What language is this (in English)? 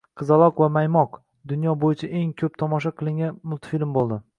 Uzbek